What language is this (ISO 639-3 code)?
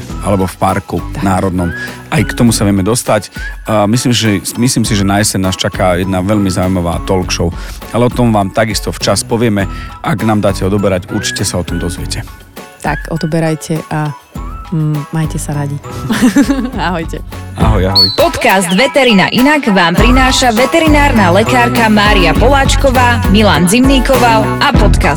slk